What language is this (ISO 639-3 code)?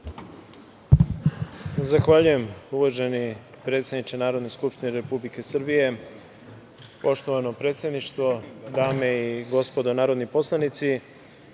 srp